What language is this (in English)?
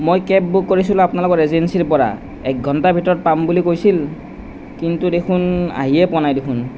Assamese